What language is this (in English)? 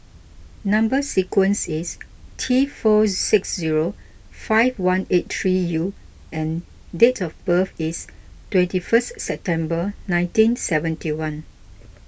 English